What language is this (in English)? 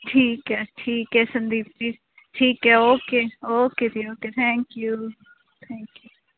Punjabi